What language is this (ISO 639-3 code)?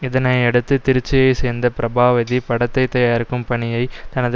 tam